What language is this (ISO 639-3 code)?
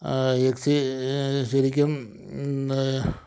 mal